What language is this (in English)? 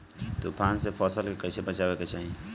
Bhojpuri